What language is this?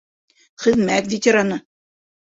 Bashkir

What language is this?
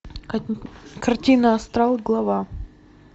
Russian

